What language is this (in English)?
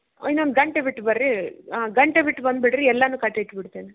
Kannada